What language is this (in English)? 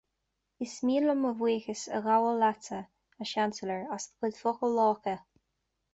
Irish